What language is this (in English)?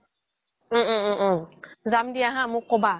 Assamese